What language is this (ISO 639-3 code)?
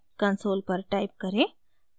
hin